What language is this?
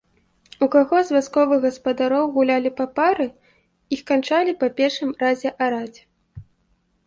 Belarusian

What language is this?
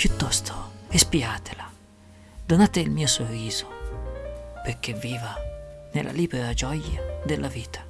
Italian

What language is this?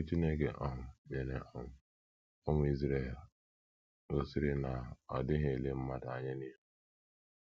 Igbo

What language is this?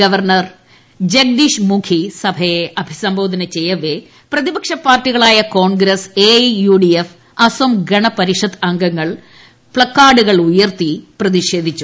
Malayalam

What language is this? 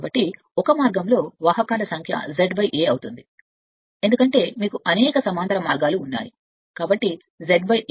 Telugu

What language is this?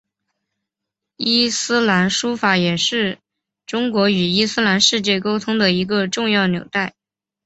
Chinese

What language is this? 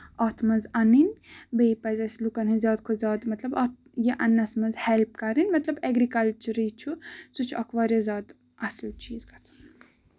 Kashmiri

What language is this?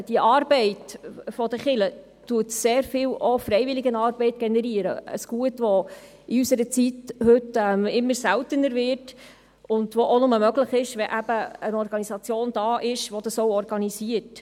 Swiss German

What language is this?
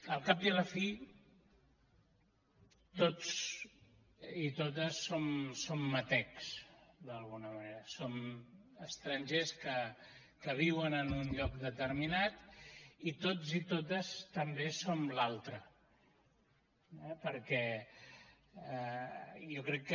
Catalan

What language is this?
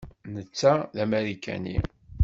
Kabyle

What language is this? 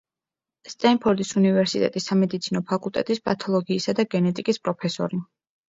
Georgian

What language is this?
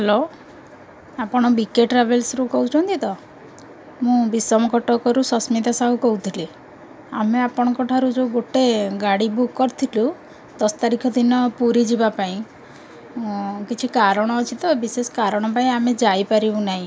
Odia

